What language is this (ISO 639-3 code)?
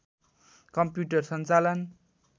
nep